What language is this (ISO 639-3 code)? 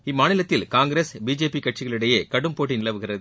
tam